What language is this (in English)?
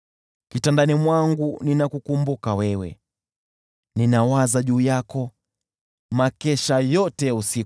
Swahili